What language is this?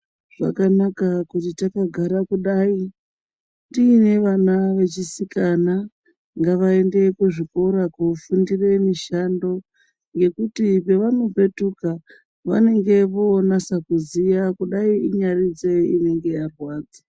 Ndau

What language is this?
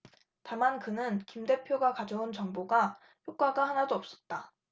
Korean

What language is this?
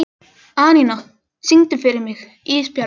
Icelandic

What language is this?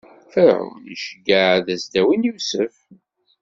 Kabyle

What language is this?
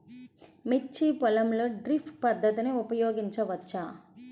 Telugu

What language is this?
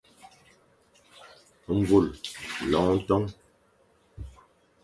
Fang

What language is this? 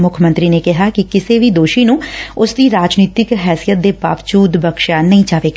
Punjabi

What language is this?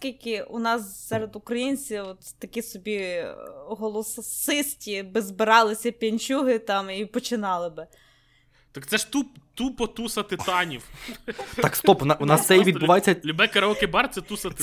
Ukrainian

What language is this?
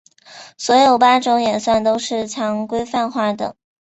Chinese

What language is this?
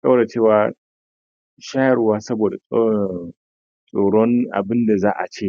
Hausa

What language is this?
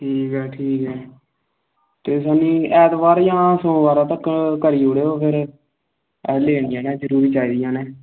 Dogri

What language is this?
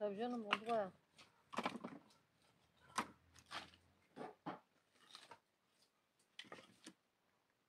Turkish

